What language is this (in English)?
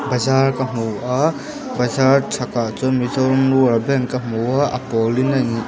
Mizo